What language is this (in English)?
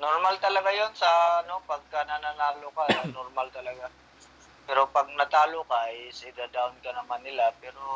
Filipino